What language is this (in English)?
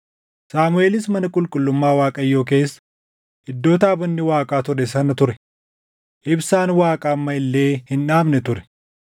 Oromo